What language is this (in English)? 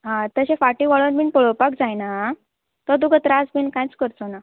Konkani